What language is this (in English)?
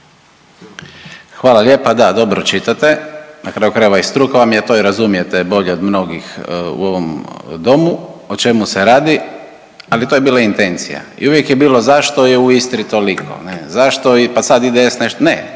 Croatian